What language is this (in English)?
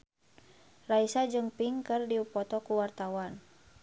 Sundanese